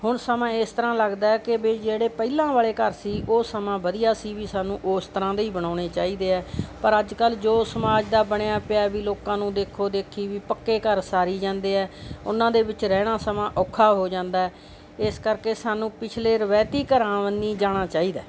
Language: Punjabi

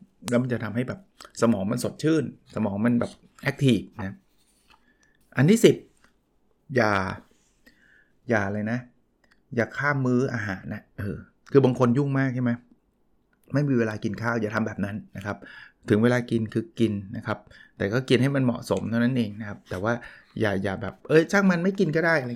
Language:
Thai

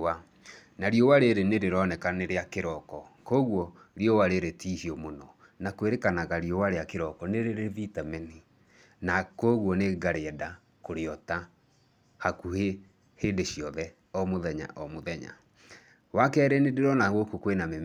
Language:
Kikuyu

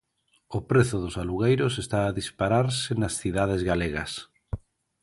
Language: Galician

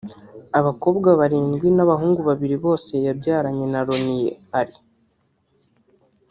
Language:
Kinyarwanda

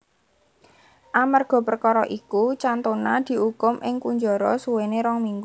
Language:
Javanese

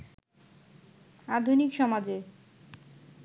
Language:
Bangla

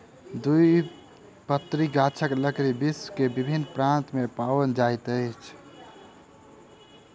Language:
Maithili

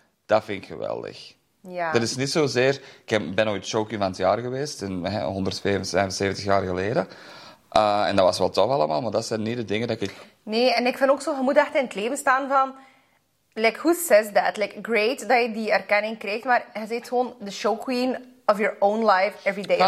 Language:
Dutch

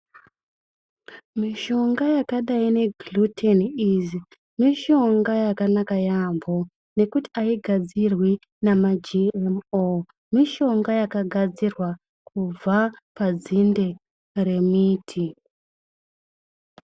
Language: Ndau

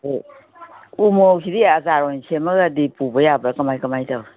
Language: Manipuri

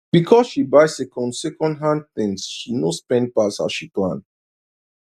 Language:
Nigerian Pidgin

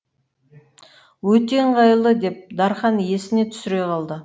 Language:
Kazakh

